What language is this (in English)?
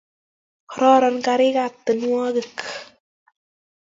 Kalenjin